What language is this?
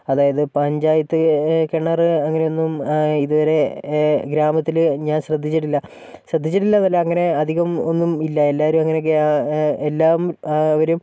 Malayalam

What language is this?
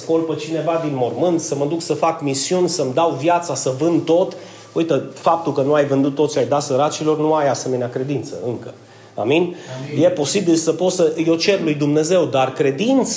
Romanian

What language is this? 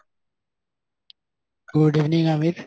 Assamese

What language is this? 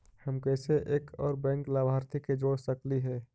Magahi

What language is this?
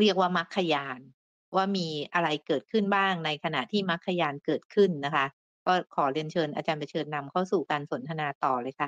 Thai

